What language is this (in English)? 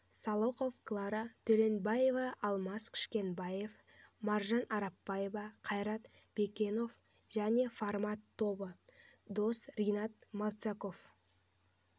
Kazakh